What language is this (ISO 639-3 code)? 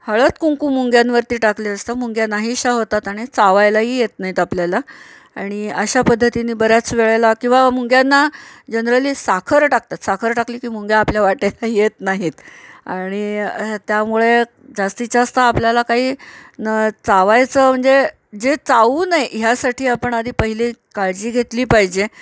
mar